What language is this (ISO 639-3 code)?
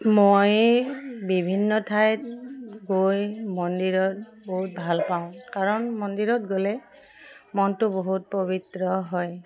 asm